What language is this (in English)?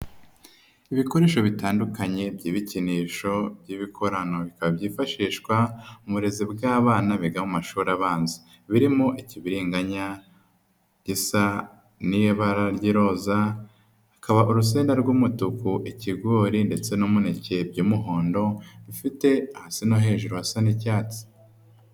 Kinyarwanda